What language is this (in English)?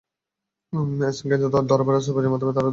Bangla